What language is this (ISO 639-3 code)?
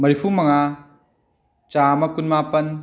mni